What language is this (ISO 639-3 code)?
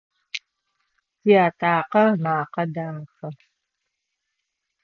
ady